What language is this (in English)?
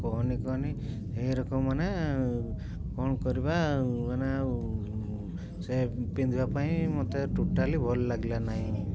Odia